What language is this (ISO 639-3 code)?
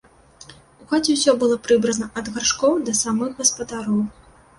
bel